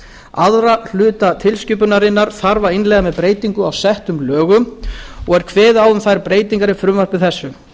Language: Icelandic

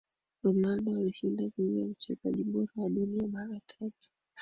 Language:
Swahili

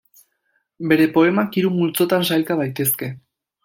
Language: Basque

